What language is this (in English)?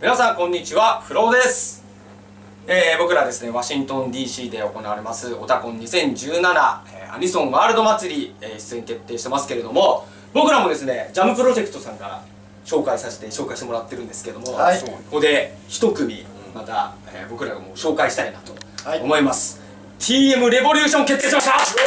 Japanese